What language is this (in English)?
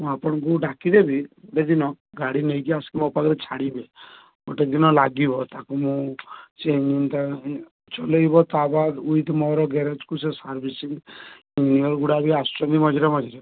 Odia